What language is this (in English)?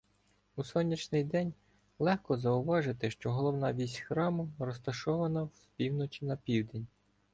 Ukrainian